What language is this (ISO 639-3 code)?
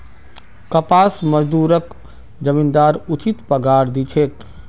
mag